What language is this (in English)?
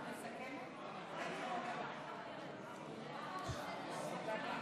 Hebrew